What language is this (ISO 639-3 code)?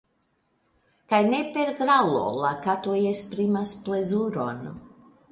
epo